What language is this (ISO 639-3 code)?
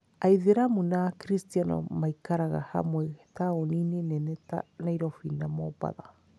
kik